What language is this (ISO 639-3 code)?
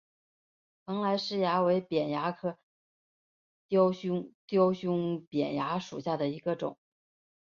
zho